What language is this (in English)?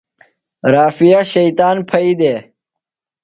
Phalura